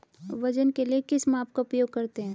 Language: Hindi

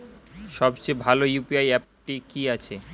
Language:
Bangla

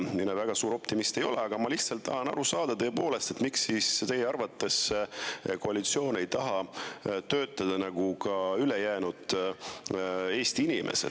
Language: Estonian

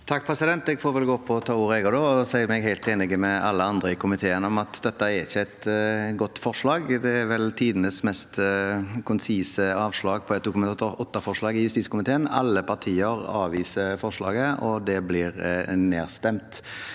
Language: Norwegian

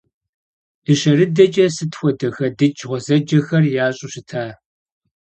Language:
Kabardian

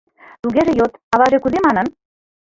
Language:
Mari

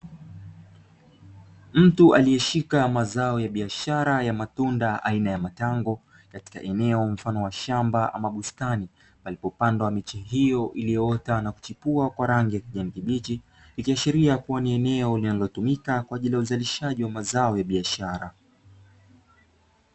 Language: Swahili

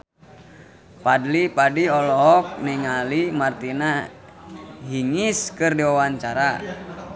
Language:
Sundanese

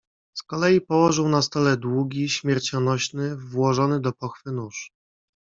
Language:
Polish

